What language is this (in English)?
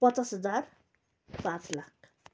Nepali